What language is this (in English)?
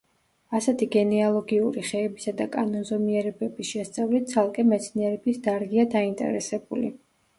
Georgian